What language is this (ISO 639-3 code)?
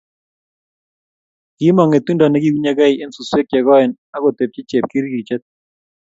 kln